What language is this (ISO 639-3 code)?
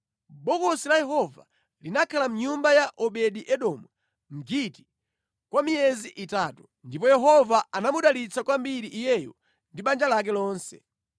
nya